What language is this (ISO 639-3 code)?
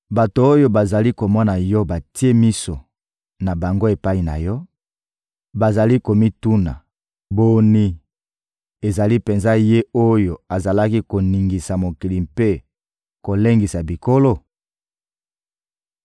lin